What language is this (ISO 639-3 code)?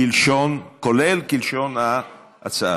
heb